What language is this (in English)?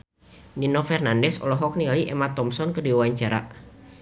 Sundanese